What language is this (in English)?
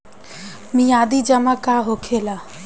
Bhojpuri